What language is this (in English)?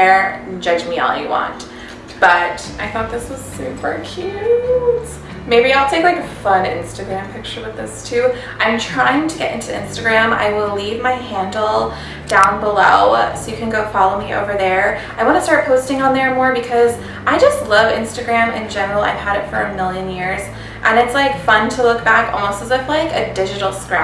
English